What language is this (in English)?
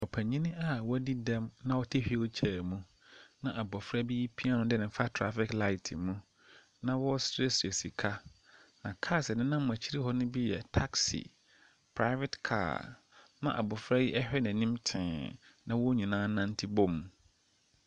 Akan